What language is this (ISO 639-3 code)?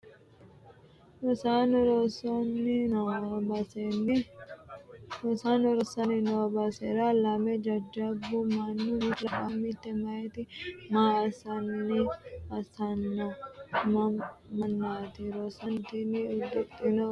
sid